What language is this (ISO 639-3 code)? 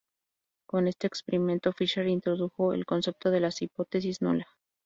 spa